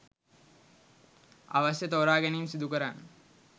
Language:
Sinhala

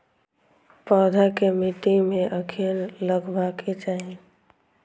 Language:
Maithili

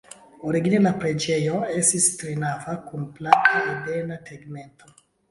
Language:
Esperanto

